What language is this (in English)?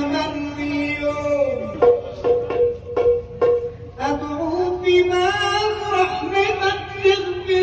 Arabic